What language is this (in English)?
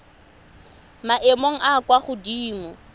Tswana